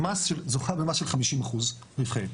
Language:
Hebrew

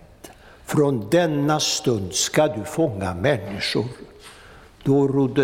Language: Swedish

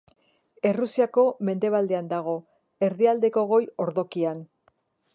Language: Basque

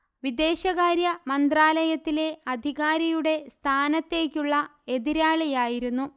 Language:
Malayalam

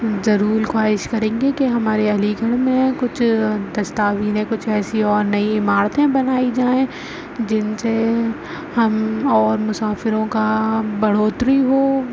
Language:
Urdu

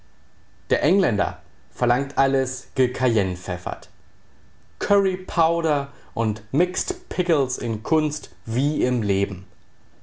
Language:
German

